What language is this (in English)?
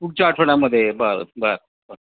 Marathi